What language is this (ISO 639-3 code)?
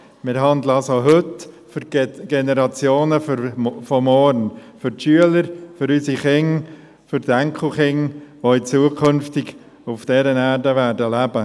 gsw